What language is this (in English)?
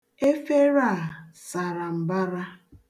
Igbo